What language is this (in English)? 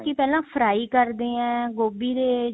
Punjabi